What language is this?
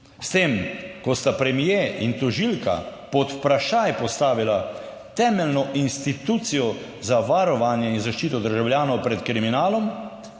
Slovenian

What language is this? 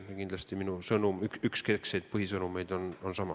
Estonian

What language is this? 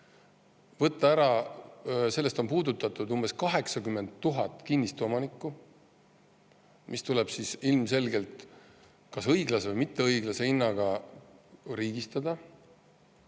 Estonian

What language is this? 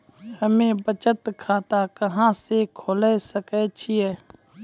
Maithili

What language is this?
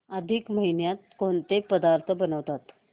Marathi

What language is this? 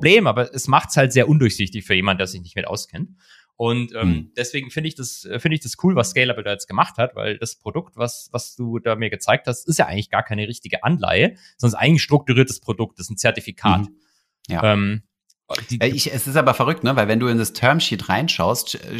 German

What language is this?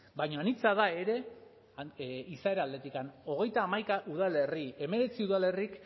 Basque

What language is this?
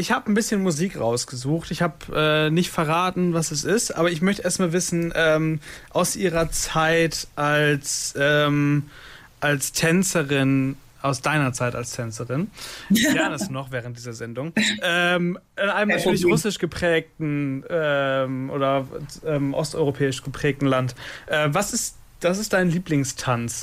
German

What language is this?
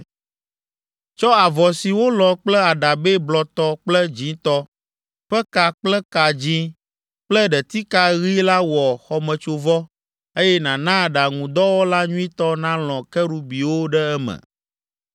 Ewe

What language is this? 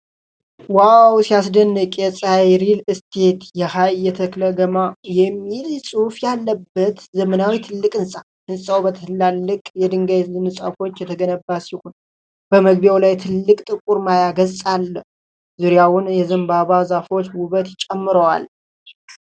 Amharic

